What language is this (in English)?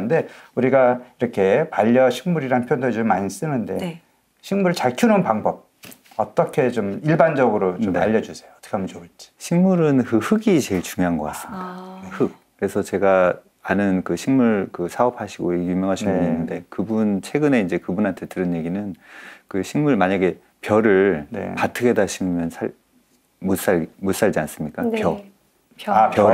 Korean